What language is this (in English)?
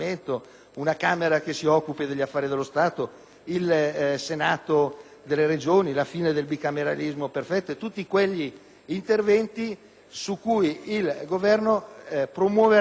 Italian